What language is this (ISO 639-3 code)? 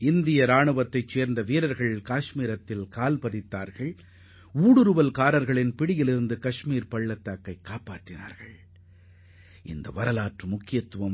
tam